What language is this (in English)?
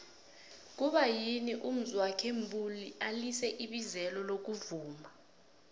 South Ndebele